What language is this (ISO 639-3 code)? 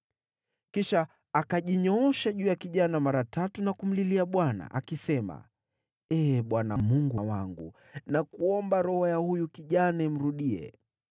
swa